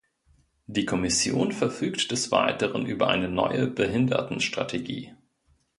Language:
German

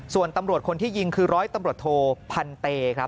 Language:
Thai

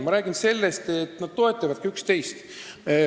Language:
Estonian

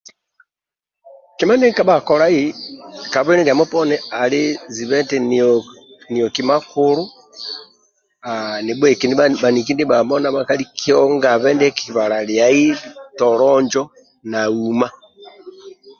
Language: Amba (Uganda)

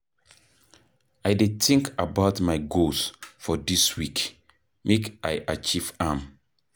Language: Nigerian Pidgin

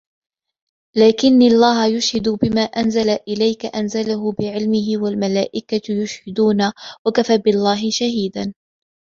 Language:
Arabic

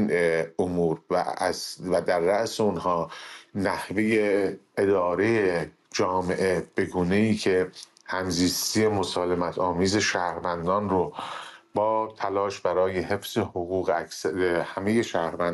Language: Persian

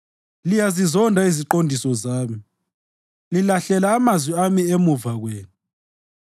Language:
North Ndebele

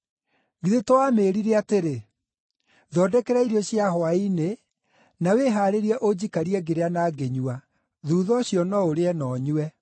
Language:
Kikuyu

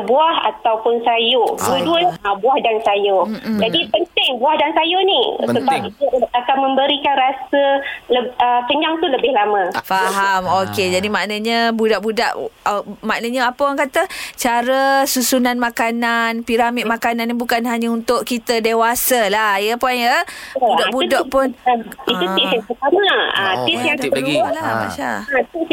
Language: Malay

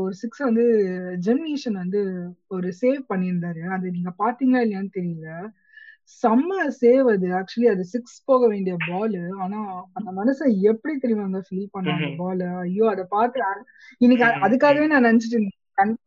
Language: Tamil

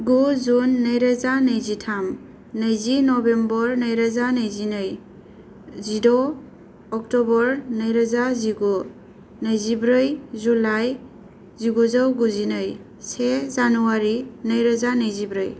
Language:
Bodo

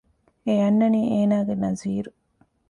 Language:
Divehi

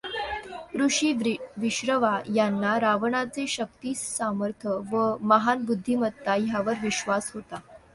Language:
Marathi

